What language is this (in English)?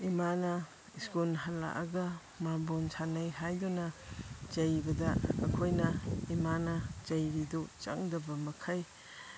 Manipuri